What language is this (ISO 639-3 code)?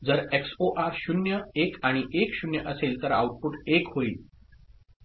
mar